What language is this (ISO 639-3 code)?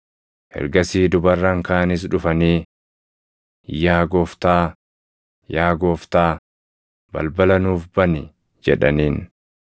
orm